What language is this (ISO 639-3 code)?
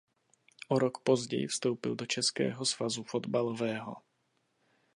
ces